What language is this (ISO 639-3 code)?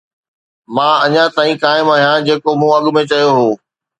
snd